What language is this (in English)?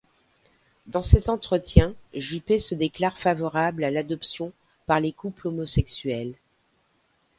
French